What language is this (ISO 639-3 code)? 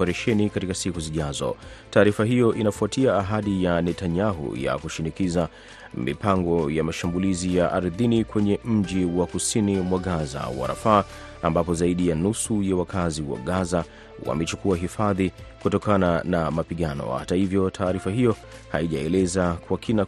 swa